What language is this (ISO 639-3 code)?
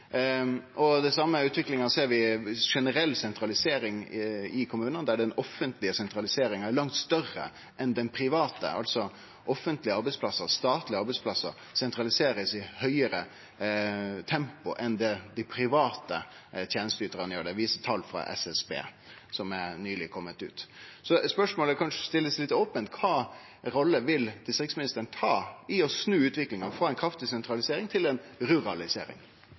nno